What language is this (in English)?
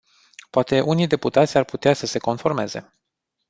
Romanian